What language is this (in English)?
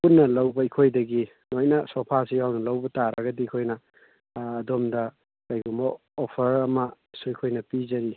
Manipuri